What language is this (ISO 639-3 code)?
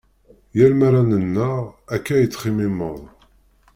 kab